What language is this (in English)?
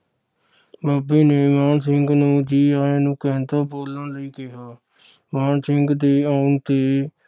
Punjabi